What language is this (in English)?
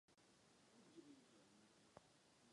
Czech